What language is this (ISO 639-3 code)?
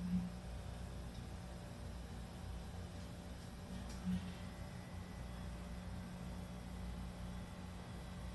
kor